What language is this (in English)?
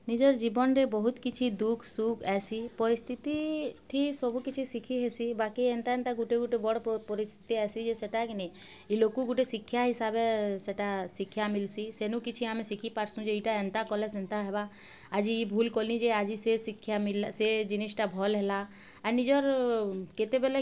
Odia